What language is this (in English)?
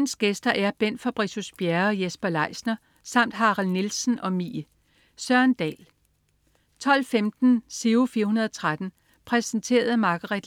Danish